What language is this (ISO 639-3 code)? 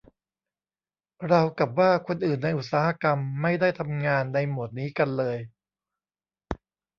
tha